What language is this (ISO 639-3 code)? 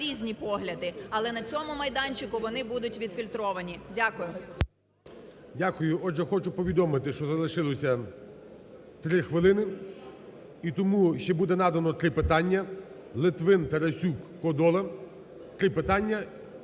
ukr